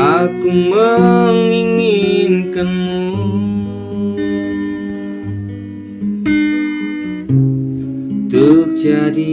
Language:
Indonesian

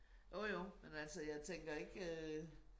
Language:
Danish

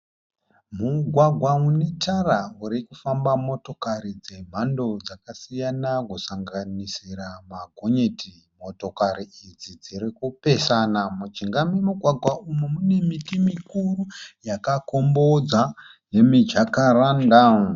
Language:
Shona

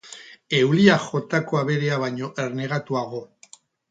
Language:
Basque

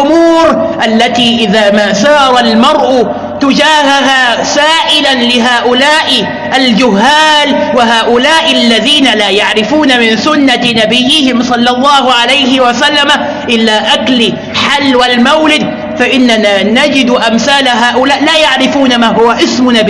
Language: Arabic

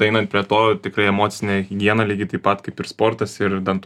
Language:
Lithuanian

